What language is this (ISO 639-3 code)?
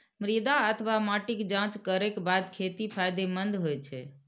mai